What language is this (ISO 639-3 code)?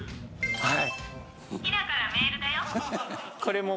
jpn